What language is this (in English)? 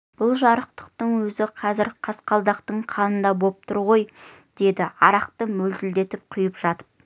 Kazakh